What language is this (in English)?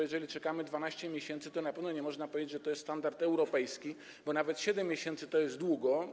Polish